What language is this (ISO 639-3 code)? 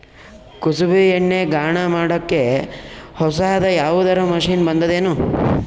kan